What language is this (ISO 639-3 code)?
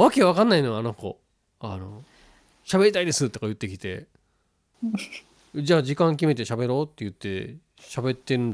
jpn